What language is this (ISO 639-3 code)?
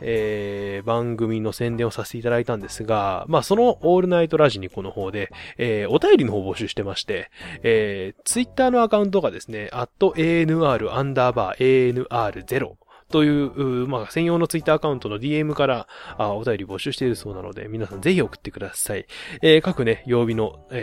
jpn